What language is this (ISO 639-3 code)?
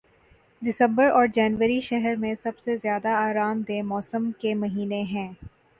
urd